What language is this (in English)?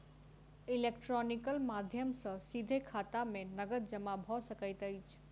Maithili